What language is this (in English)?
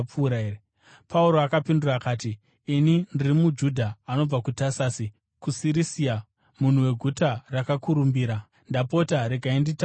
Shona